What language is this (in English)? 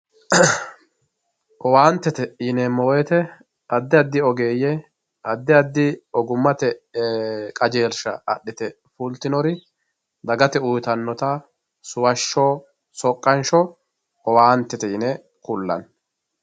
Sidamo